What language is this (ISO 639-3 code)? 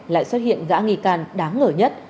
vie